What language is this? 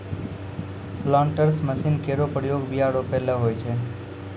Maithili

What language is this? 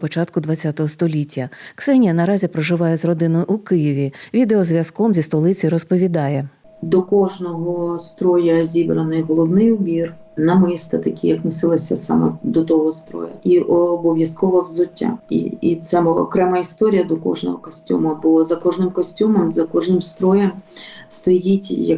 Ukrainian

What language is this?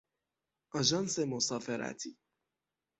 Persian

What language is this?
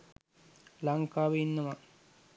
Sinhala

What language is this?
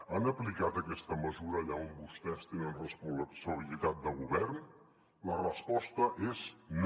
Catalan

